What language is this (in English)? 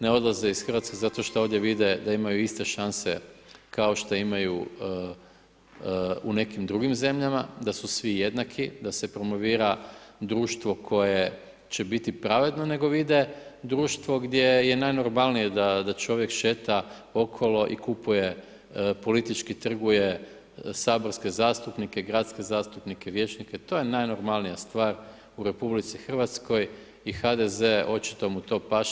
Croatian